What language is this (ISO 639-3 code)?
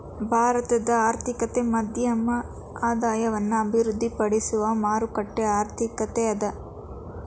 kan